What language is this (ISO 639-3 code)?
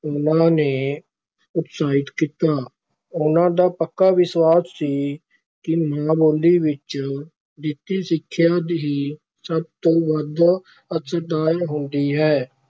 pan